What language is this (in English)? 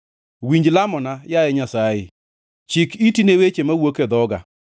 Luo (Kenya and Tanzania)